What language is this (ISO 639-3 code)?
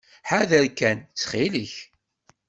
kab